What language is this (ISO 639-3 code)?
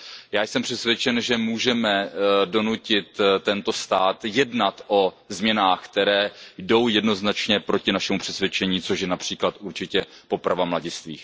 ces